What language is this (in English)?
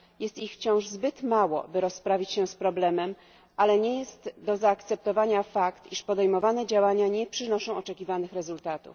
Polish